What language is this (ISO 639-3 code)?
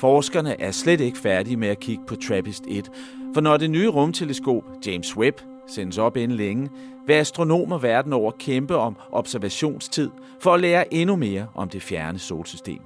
dan